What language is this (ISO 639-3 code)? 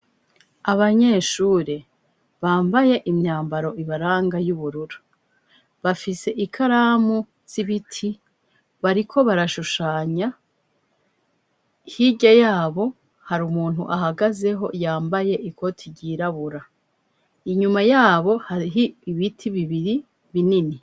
run